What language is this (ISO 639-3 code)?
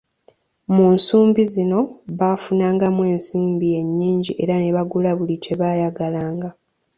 lug